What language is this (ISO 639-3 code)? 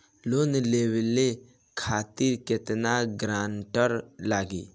bho